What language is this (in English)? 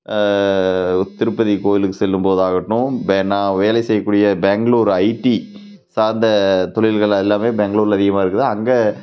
Tamil